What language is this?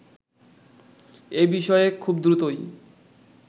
Bangla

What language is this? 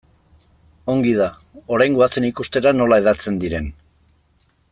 Basque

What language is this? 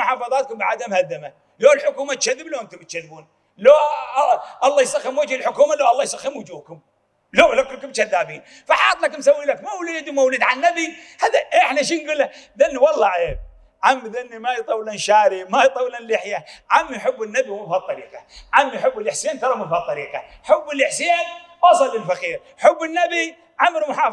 Arabic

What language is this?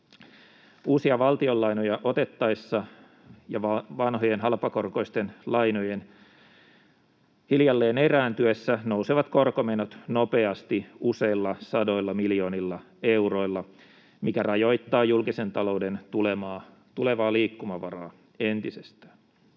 Finnish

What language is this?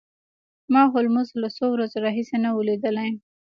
Pashto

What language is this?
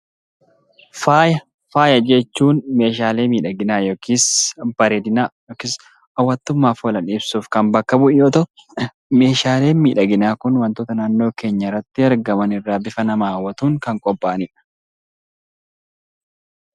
Oromo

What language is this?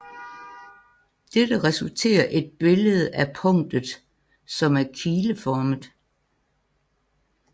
Danish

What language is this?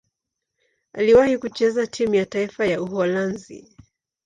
Swahili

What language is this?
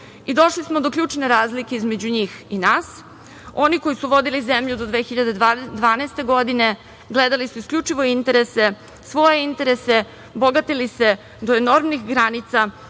Serbian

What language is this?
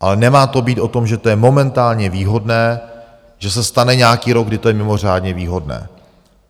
Czech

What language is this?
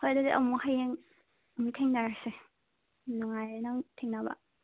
Manipuri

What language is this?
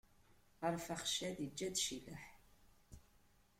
Kabyle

